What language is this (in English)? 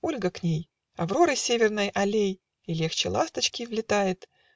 Russian